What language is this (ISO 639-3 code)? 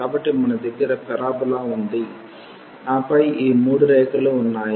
tel